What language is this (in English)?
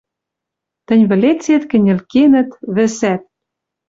Western Mari